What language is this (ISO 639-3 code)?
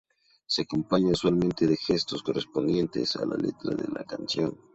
spa